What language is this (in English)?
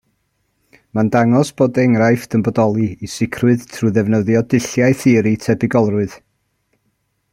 Welsh